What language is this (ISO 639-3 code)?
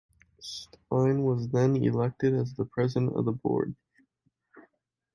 eng